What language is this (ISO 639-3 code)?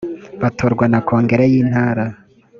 kin